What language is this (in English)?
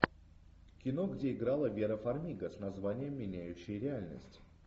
Russian